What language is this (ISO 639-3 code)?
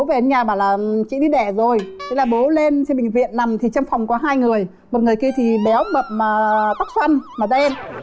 vie